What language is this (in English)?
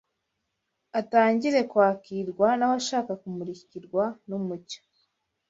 Kinyarwanda